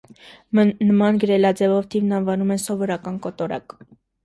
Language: Armenian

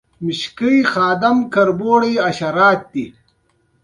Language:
Pashto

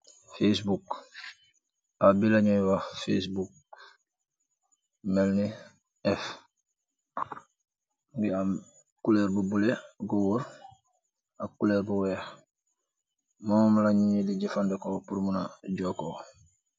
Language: Wolof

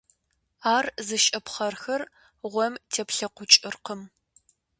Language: Kabardian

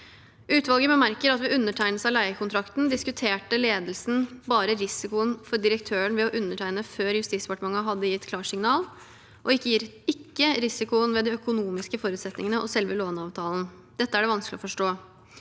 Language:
Norwegian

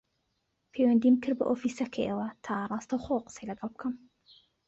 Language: Central Kurdish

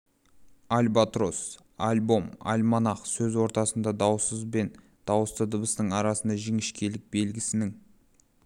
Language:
Kazakh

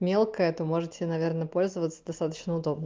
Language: Russian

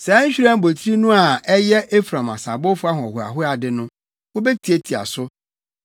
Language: Akan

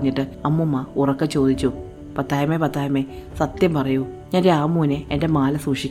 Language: Malayalam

